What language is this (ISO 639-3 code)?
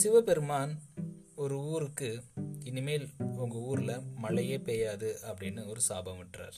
tam